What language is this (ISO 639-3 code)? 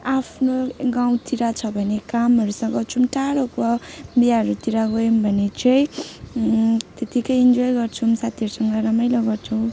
nep